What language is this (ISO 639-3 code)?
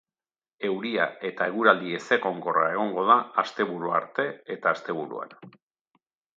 eus